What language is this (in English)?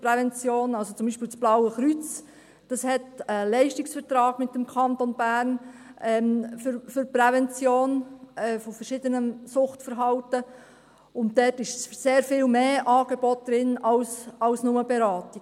Swiss German